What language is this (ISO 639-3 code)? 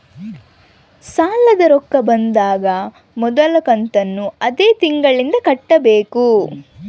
kan